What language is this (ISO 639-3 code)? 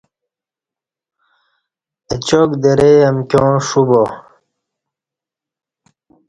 bsh